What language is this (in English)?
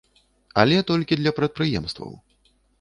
Belarusian